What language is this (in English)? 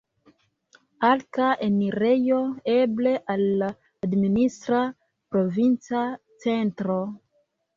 Esperanto